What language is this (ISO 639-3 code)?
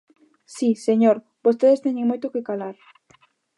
glg